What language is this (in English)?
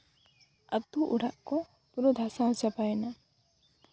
Santali